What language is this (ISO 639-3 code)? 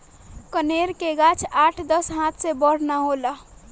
bho